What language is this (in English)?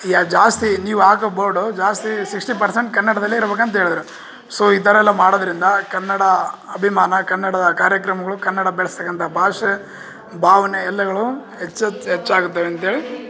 Kannada